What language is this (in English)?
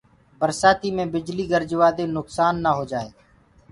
Gurgula